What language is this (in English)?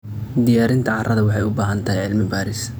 Somali